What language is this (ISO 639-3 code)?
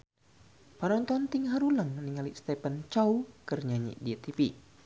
sun